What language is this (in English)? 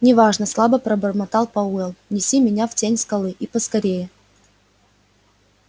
Russian